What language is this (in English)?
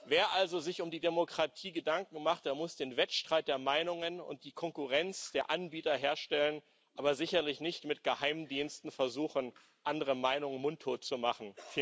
German